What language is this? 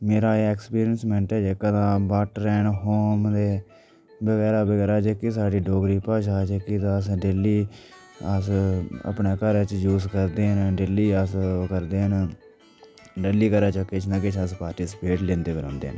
Dogri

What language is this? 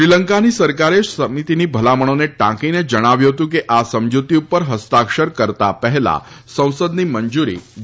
Gujarati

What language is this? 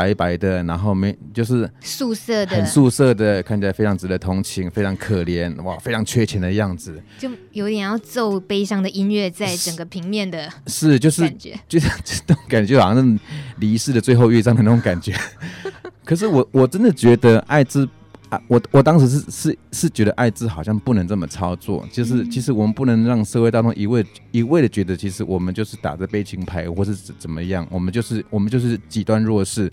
Chinese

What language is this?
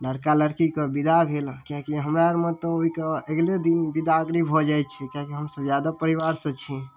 Maithili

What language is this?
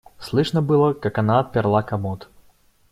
Russian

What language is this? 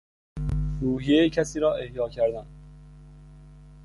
Persian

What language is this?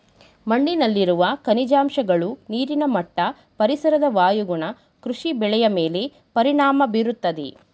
Kannada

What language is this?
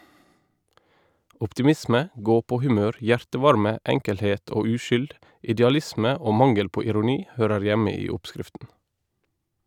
Norwegian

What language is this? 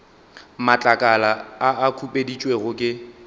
Northern Sotho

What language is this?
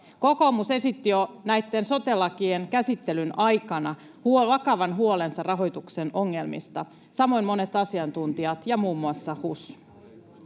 Finnish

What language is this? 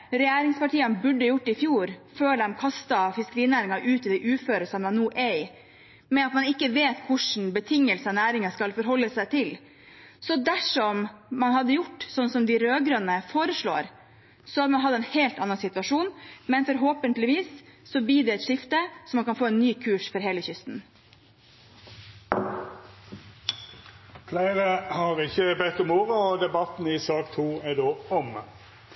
Norwegian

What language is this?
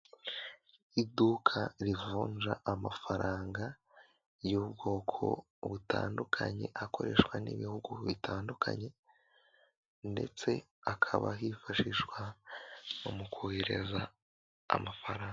Kinyarwanda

